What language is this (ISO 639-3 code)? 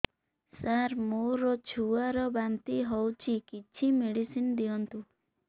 ori